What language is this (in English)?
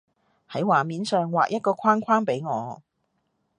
Cantonese